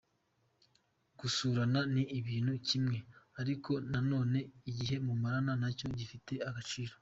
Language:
Kinyarwanda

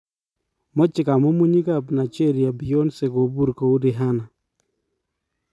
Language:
Kalenjin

